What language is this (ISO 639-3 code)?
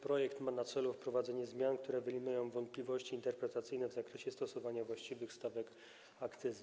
pol